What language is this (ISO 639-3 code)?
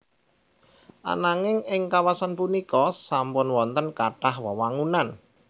jav